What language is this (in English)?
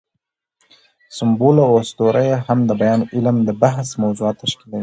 Pashto